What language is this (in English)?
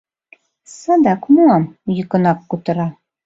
Mari